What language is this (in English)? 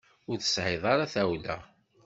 Kabyle